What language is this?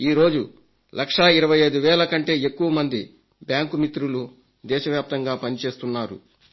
Telugu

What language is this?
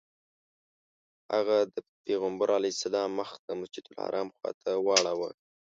Pashto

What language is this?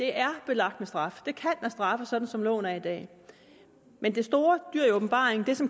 Danish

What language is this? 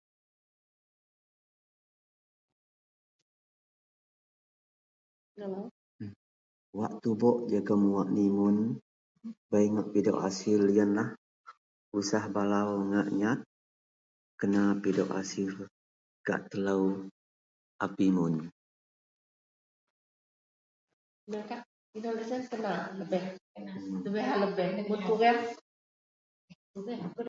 Central Melanau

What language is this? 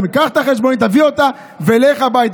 Hebrew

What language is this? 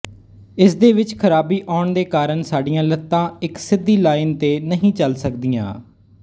Punjabi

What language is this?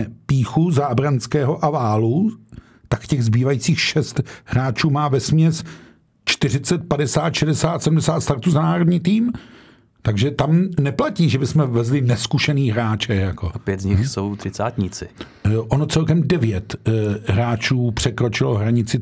Czech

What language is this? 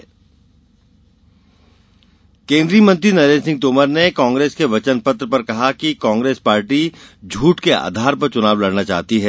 Hindi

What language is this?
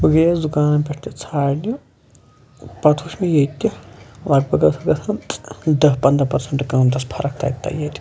Kashmiri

